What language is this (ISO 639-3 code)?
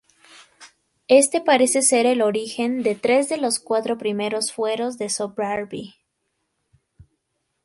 spa